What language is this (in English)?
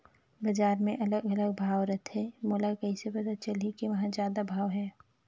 Chhattisgarhi